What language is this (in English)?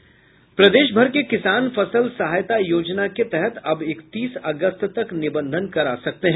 Hindi